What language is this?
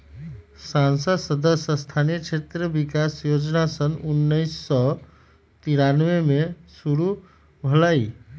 Magahi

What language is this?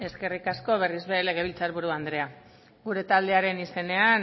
Basque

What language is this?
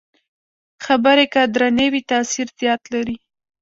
Pashto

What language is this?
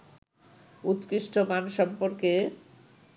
Bangla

